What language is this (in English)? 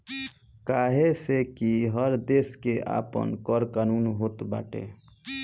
Bhojpuri